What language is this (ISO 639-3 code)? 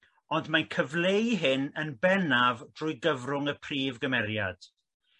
cym